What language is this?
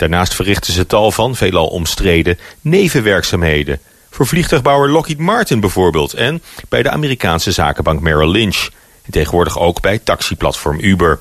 Dutch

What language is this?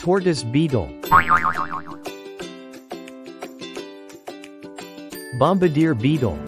English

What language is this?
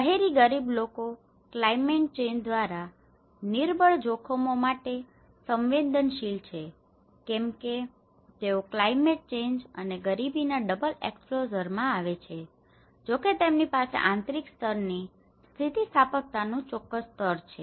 Gujarati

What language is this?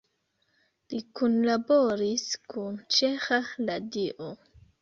Esperanto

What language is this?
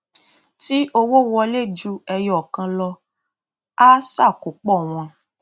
Yoruba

